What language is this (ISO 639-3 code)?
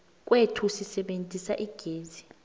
nbl